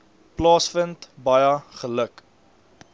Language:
Afrikaans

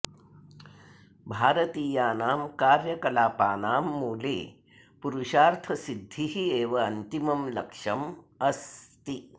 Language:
Sanskrit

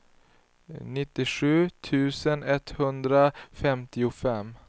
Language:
Swedish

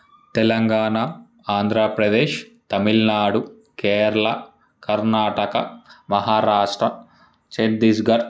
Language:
Telugu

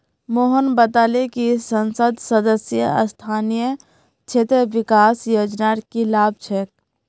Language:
Magahi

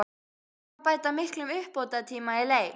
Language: Icelandic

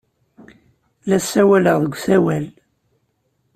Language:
Kabyle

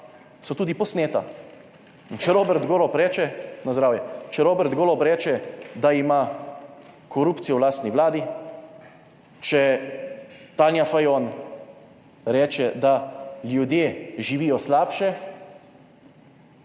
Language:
Slovenian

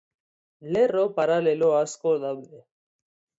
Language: Basque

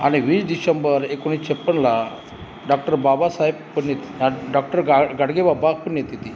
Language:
Marathi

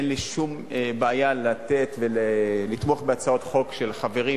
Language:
Hebrew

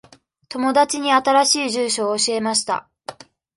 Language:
Japanese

